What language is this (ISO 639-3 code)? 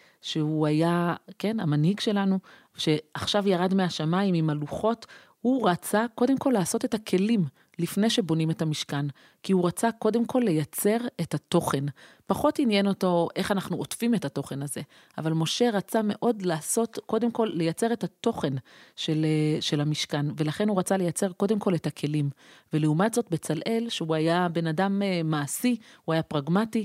heb